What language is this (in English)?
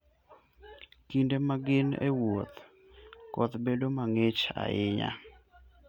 Luo (Kenya and Tanzania)